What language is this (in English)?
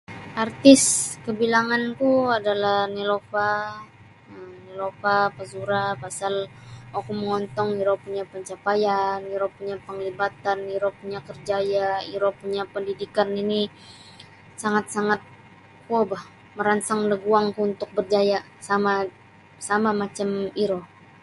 Sabah Bisaya